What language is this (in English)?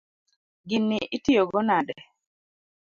Luo (Kenya and Tanzania)